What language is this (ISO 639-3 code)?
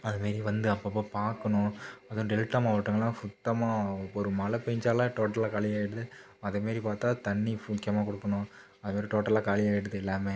tam